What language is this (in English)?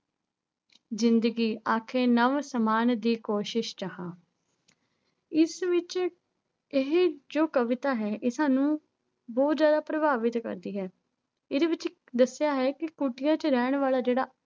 Punjabi